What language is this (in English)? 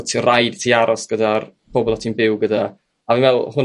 Welsh